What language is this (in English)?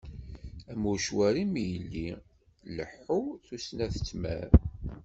Kabyle